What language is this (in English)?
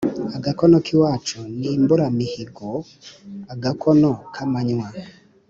Kinyarwanda